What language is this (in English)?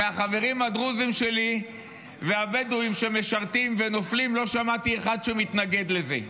Hebrew